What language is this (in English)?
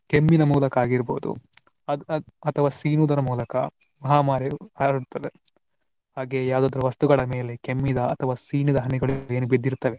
Kannada